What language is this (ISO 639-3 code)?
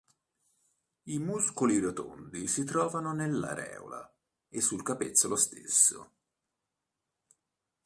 ita